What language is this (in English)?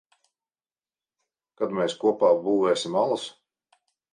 Latvian